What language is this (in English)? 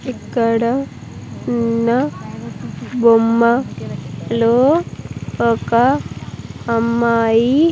Telugu